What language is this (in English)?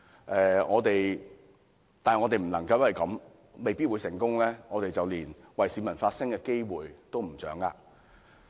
Cantonese